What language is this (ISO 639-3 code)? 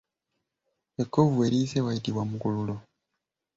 lug